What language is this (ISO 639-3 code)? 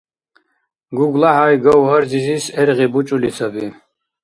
dar